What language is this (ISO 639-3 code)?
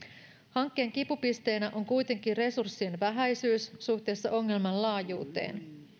fin